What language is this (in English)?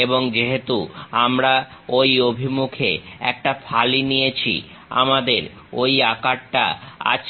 Bangla